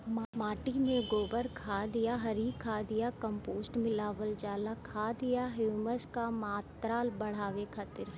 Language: Bhojpuri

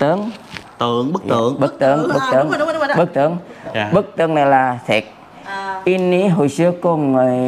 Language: Vietnamese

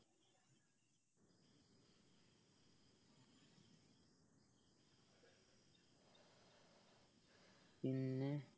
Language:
Malayalam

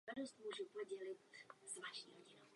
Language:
Czech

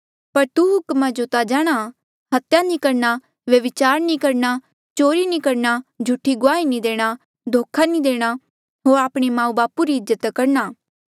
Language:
Mandeali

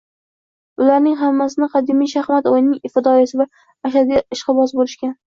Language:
Uzbek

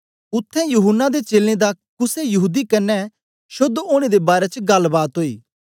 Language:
Dogri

